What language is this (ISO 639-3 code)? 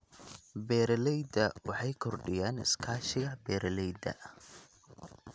som